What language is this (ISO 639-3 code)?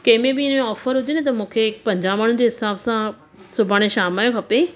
snd